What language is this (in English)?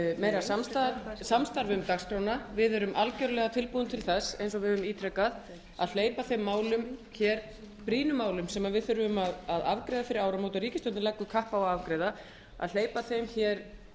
Icelandic